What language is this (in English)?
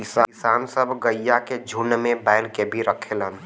Bhojpuri